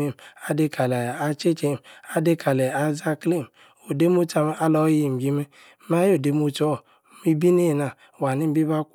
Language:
Yace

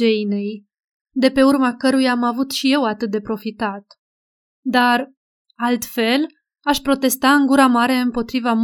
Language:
Romanian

